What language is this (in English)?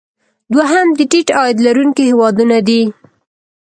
Pashto